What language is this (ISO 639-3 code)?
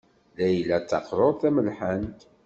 kab